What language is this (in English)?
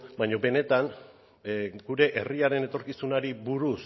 Basque